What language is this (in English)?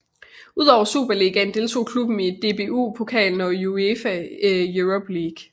Danish